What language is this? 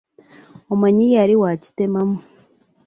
Ganda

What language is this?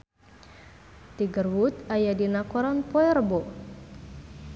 Sundanese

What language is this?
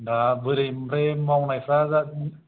Bodo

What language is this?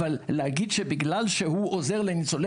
Hebrew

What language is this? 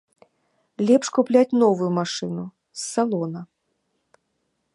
Belarusian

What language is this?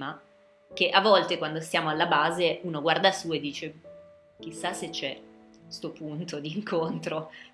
Italian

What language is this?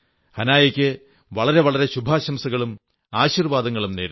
Malayalam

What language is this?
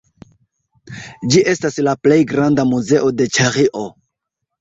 Esperanto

